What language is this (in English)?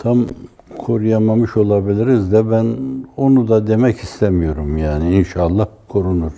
Turkish